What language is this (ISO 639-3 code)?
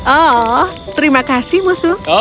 ind